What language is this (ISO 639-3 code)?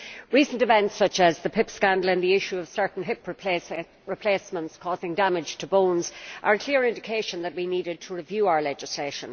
eng